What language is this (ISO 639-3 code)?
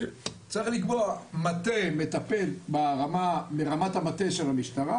heb